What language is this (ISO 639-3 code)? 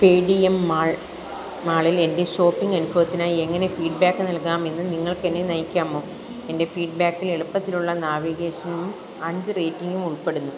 mal